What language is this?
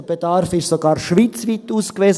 Swiss German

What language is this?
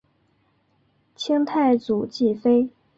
Chinese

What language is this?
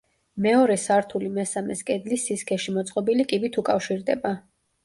Georgian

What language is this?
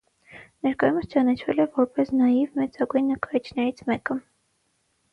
Armenian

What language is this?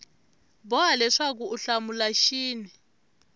Tsonga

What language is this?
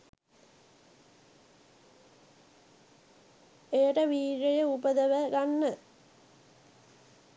Sinhala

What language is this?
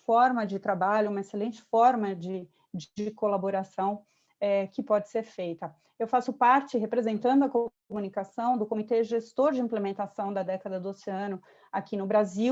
Portuguese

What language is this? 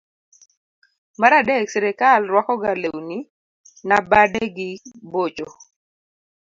Luo (Kenya and Tanzania)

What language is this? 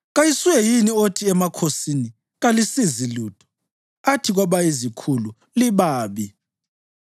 North Ndebele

